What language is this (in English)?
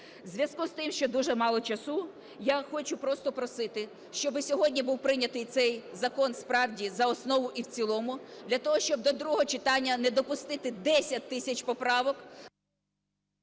Ukrainian